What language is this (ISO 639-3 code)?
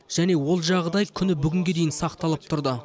kaz